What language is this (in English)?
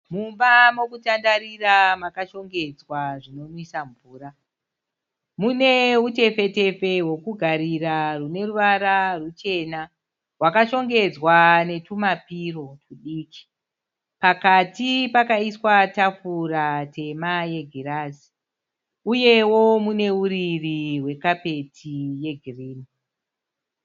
Shona